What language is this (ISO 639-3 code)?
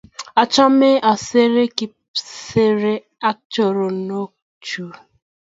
kln